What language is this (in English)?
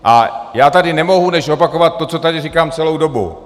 Czech